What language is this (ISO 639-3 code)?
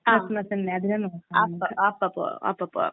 mal